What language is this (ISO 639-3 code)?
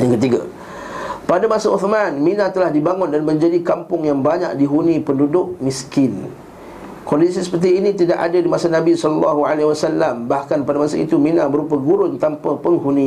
msa